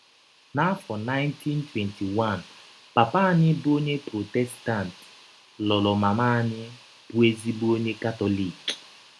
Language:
Igbo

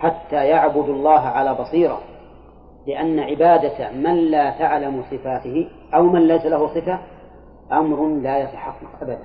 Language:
Arabic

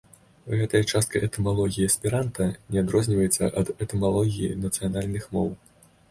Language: Belarusian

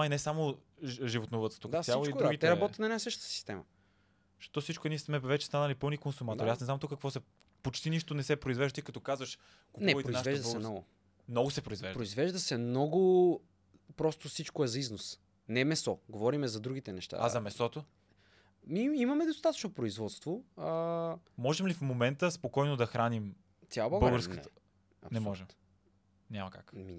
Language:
Bulgarian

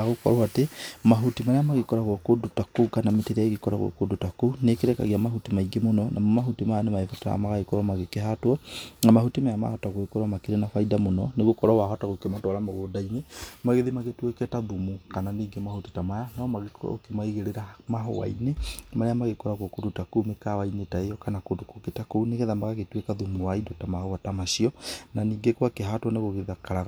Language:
Kikuyu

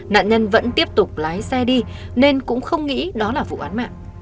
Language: Vietnamese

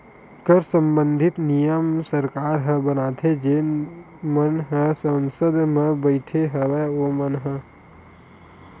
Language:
Chhattisgarhi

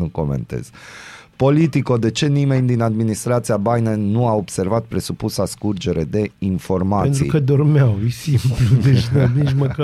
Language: Romanian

